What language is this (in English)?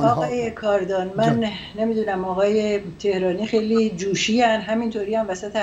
Persian